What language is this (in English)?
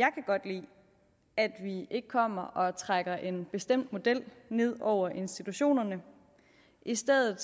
Danish